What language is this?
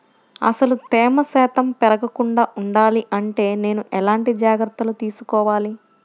Telugu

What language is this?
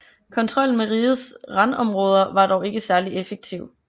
Danish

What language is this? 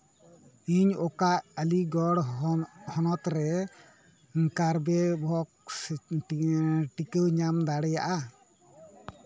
Santali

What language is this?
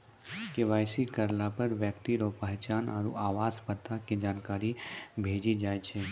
Maithili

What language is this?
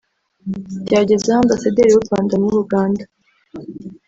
Kinyarwanda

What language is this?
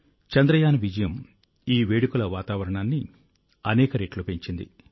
Telugu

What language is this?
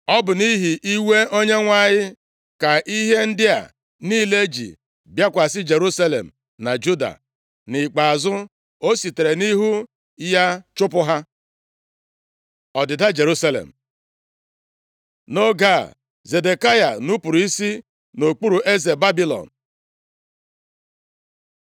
Igbo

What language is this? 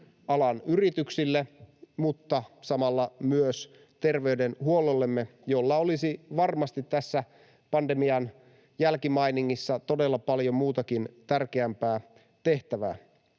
Finnish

